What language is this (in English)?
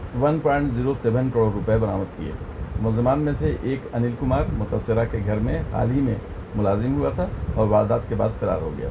Urdu